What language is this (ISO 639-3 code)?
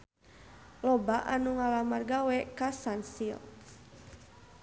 sun